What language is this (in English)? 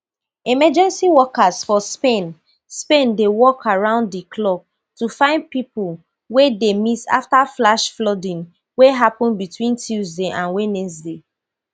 Nigerian Pidgin